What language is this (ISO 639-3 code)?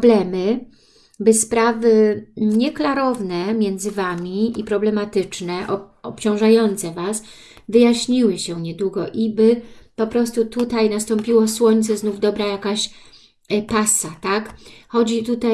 pol